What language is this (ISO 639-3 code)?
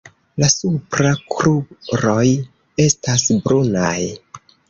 epo